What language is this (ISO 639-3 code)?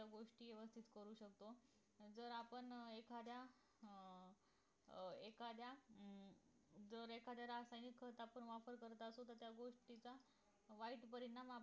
mar